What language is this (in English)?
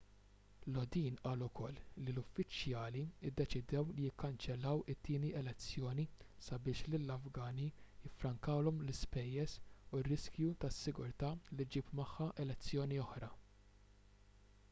Maltese